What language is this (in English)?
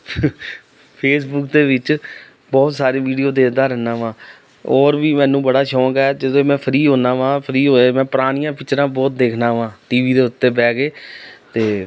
Punjabi